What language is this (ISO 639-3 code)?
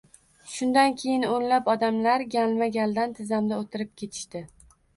uzb